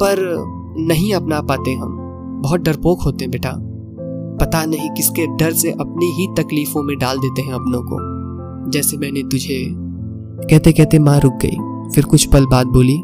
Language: Hindi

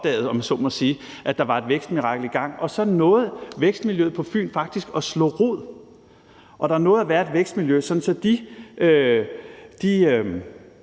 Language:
Danish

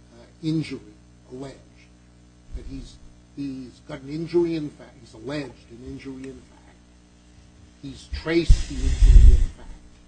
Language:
English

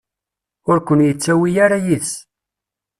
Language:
Kabyle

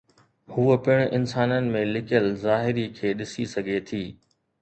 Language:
Sindhi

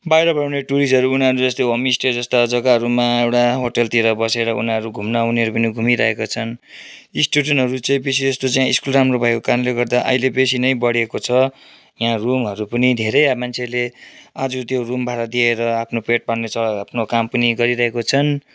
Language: Nepali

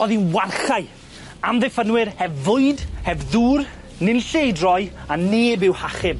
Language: Welsh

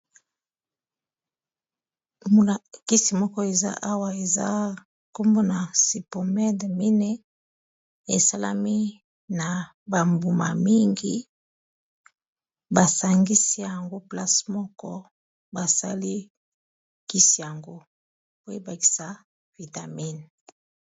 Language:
Lingala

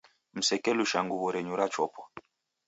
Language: Taita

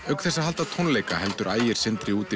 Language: Icelandic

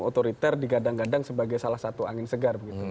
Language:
Indonesian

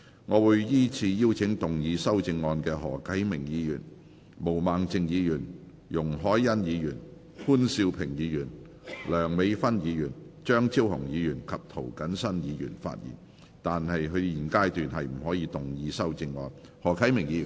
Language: Cantonese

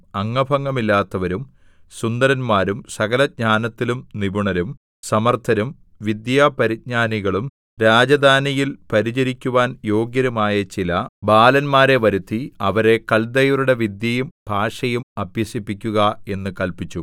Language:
Malayalam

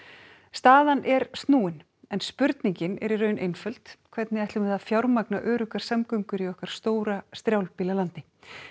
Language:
Icelandic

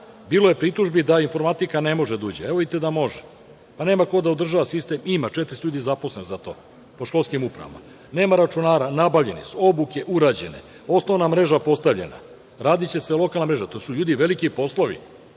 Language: Serbian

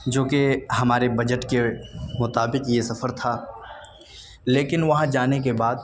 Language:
Urdu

